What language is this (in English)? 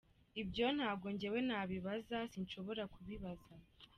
Kinyarwanda